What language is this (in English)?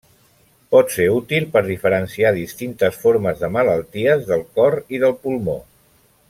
Catalan